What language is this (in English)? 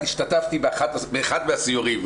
Hebrew